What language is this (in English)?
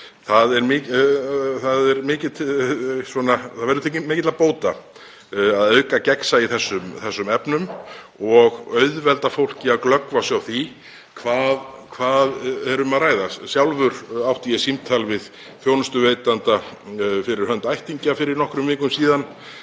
Icelandic